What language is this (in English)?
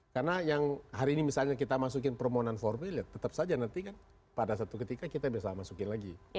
Indonesian